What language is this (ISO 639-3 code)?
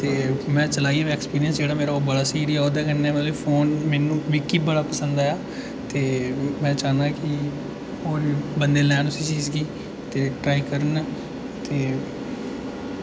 doi